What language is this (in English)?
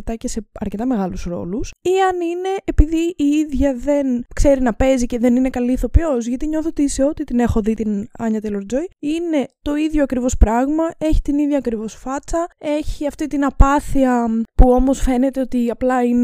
Greek